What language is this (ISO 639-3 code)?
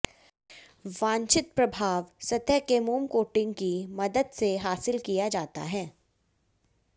hin